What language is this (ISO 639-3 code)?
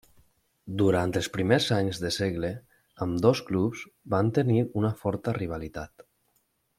cat